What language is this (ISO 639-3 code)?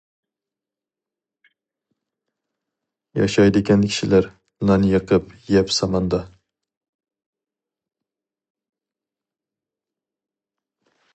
uig